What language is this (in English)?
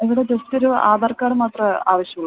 Malayalam